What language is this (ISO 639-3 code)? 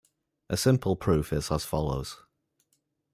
eng